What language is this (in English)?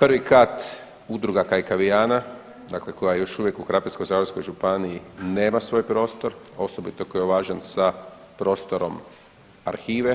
Croatian